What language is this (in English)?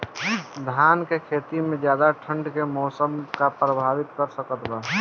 Bhojpuri